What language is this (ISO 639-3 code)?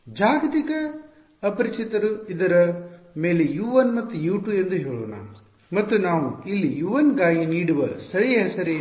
kan